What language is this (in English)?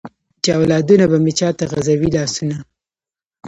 Pashto